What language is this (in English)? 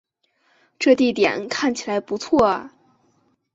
Chinese